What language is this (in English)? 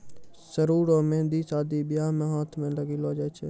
Maithili